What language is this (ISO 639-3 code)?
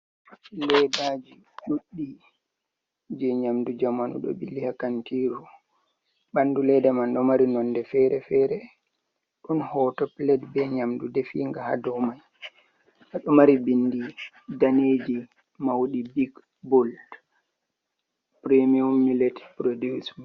ful